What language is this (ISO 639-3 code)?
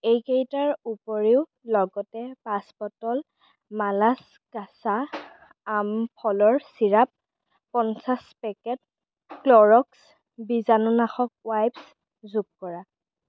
asm